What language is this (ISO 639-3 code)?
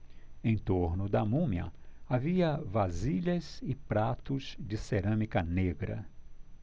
por